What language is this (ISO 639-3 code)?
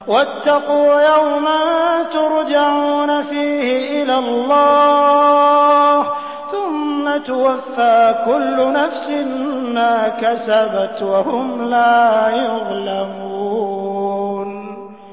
ara